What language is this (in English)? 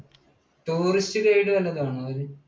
Malayalam